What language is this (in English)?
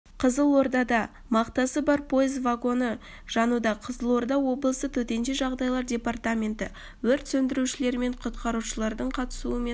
Kazakh